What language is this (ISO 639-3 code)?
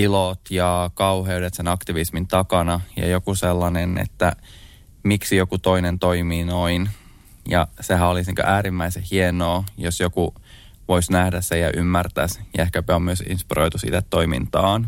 fin